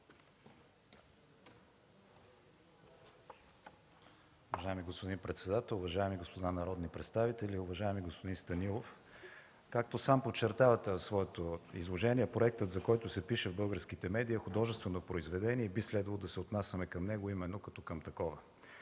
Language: Bulgarian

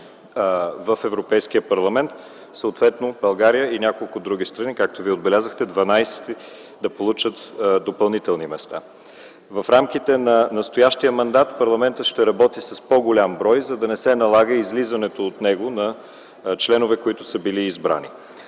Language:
Bulgarian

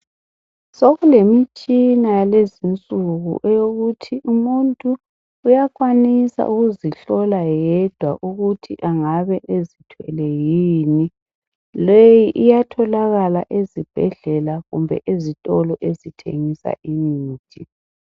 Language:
North Ndebele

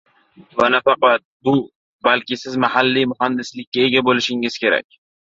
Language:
Uzbek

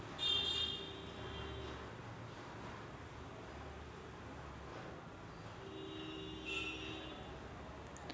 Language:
Marathi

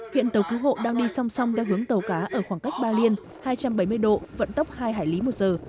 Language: Vietnamese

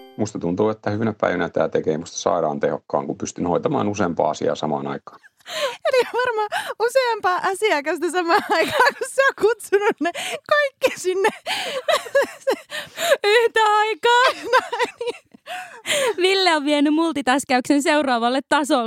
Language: Finnish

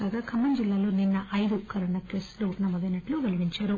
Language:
Telugu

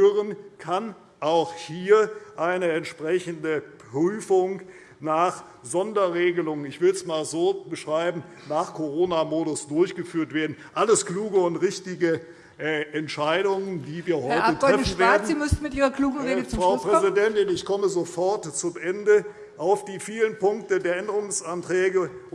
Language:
German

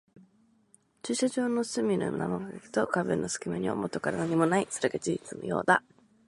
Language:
Japanese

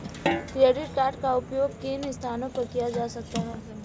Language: Hindi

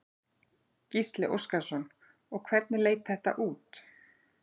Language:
Icelandic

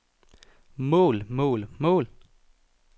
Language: Danish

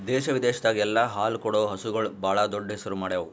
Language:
Kannada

